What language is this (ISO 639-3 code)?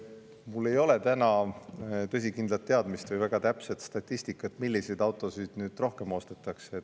est